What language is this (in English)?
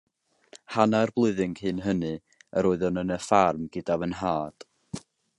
Welsh